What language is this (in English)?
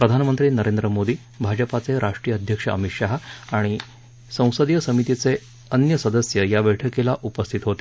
Marathi